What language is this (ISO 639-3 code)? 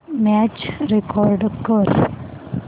mar